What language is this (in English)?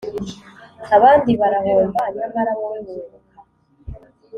Kinyarwanda